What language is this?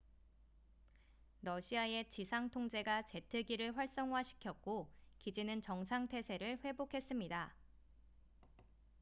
Korean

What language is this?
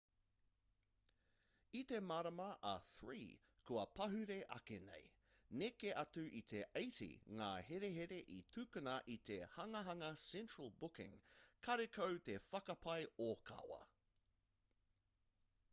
Māori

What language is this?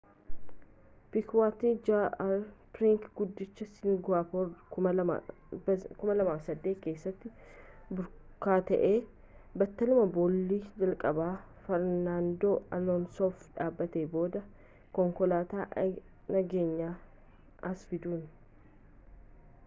Oromo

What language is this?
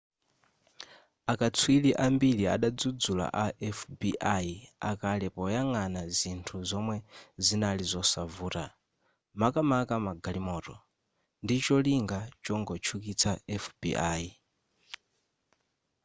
Nyanja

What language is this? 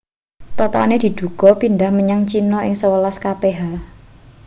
Javanese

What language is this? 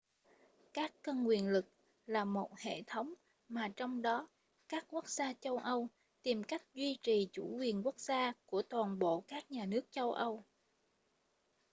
Vietnamese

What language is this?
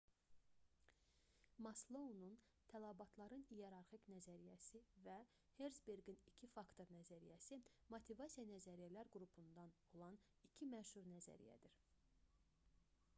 Azerbaijani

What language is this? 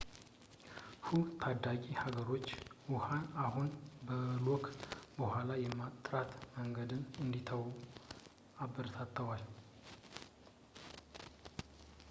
Amharic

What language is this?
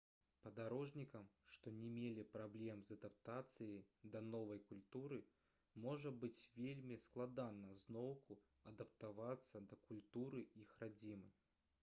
Belarusian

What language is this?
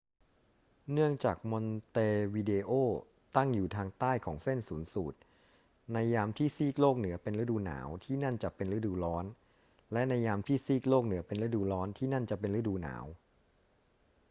Thai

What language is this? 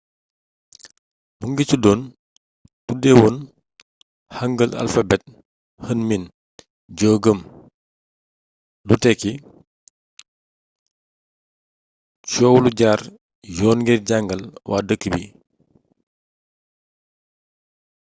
Wolof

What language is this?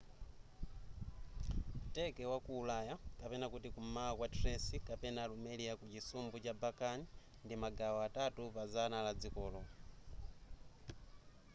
Nyanja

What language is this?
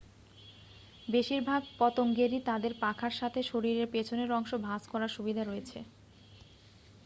Bangla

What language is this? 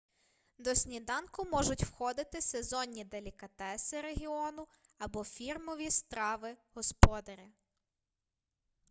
Ukrainian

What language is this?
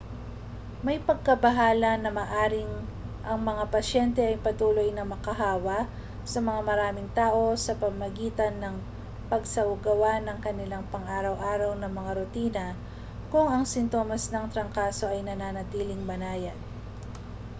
Filipino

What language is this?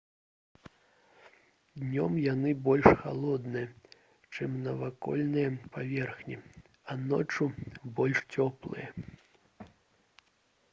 Belarusian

